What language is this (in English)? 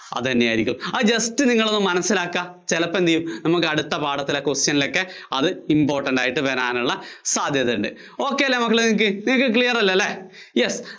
Malayalam